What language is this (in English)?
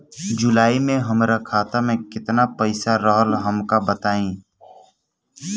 Bhojpuri